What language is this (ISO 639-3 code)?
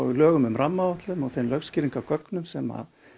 isl